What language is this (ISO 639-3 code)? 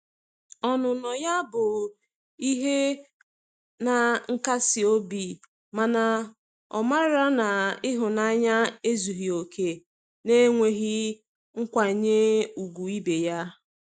ibo